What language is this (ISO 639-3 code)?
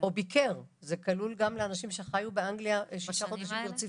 heb